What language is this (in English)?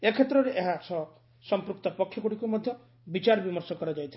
Odia